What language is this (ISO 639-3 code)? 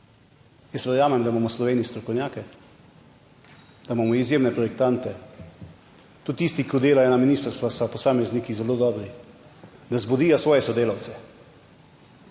slv